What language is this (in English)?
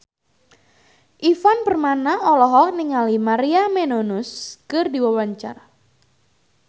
Sundanese